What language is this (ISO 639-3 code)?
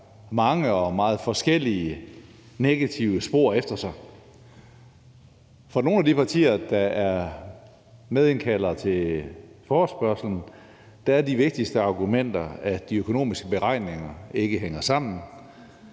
dan